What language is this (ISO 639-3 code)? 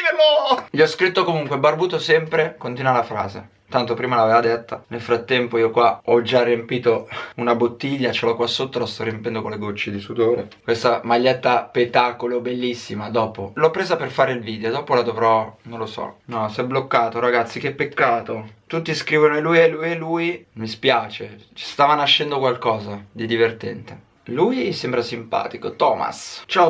ita